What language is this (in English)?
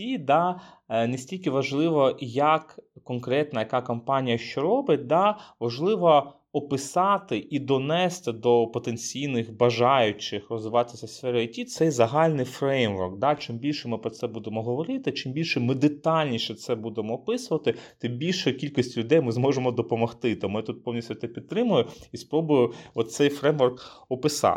Ukrainian